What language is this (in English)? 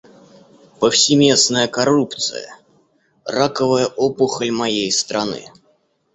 Russian